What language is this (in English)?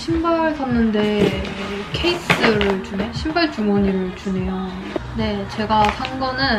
Korean